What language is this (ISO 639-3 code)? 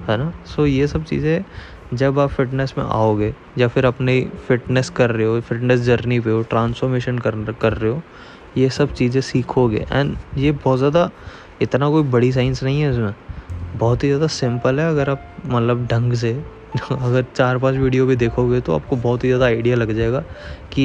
hin